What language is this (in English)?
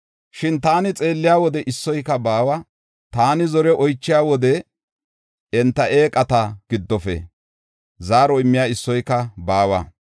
Gofa